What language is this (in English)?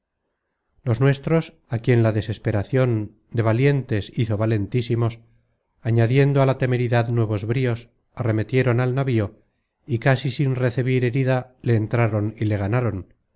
Spanish